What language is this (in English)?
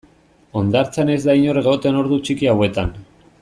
Basque